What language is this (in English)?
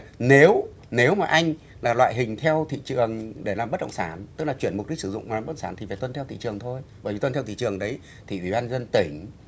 Vietnamese